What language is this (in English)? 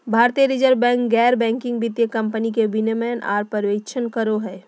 Magahi